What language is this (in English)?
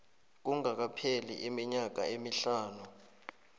South Ndebele